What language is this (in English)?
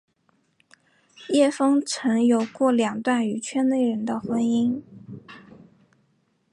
Chinese